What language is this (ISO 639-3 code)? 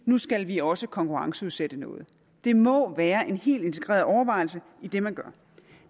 dan